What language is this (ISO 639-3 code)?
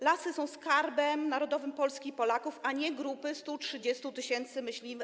pol